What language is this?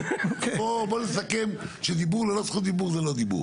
Hebrew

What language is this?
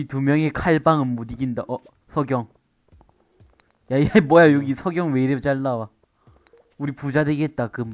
Korean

